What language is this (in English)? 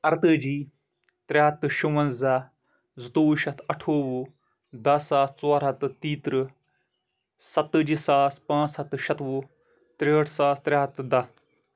Kashmiri